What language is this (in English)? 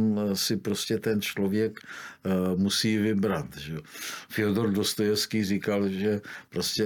Czech